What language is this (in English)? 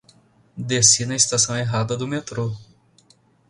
Portuguese